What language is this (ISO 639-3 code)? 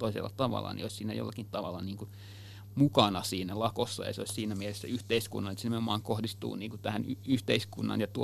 fin